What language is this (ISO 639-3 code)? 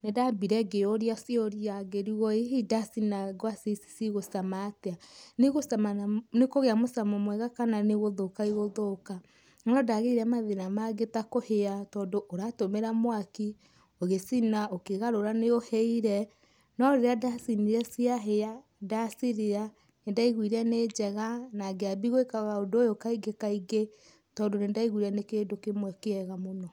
kik